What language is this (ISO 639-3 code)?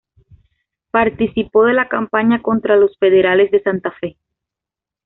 spa